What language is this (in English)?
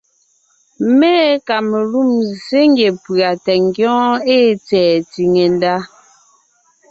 Ngiemboon